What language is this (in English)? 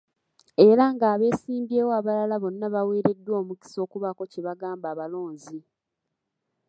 Ganda